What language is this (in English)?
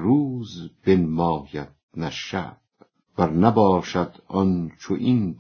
Persian